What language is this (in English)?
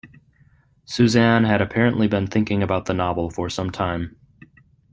English